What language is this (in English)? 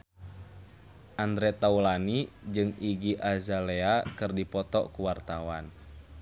Sundanese